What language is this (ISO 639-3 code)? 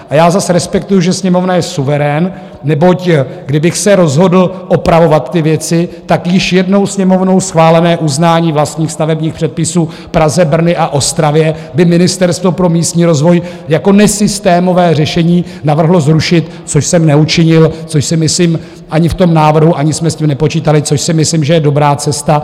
ces